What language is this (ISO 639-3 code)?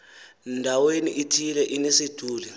xho